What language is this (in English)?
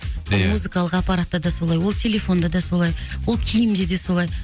Kazakh